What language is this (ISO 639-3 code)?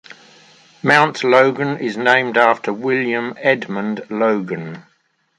eng